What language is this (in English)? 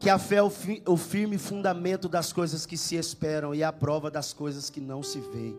Portuguese